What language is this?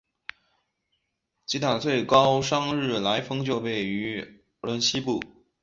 Chinese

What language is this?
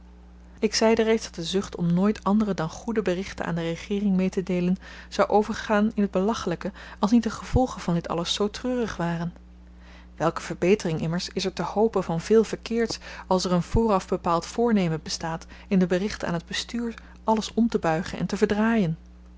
Dutch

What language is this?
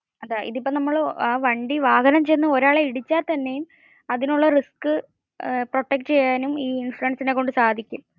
Malayalam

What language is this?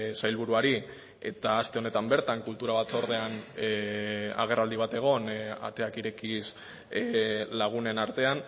Basque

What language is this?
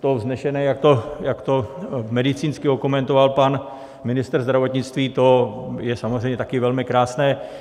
Czech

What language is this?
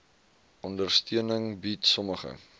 Afrikaans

